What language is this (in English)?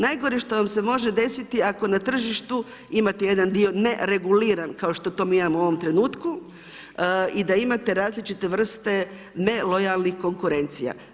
Croatian